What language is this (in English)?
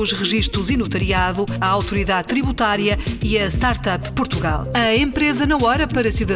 Portuguese